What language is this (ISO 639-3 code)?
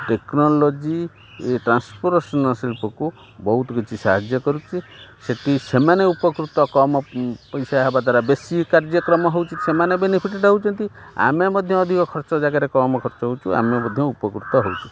ori